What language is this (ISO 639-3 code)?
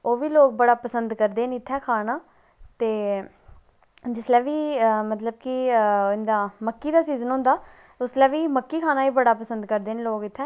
doi